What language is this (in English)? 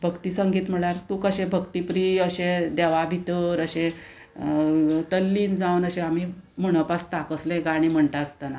Konkani